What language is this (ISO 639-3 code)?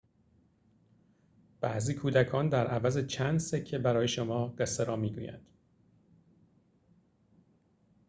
fas